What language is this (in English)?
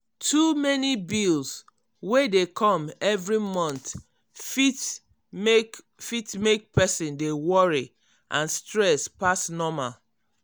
Nigerian Pidgin